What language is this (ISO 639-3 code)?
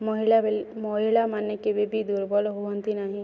ori